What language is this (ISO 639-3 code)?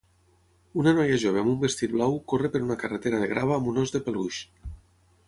cat